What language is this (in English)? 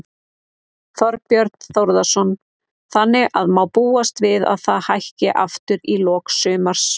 Icelandic